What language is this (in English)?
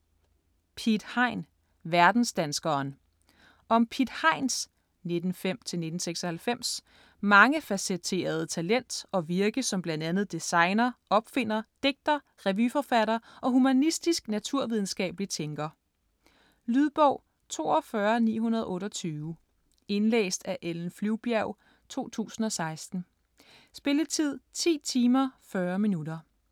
Danish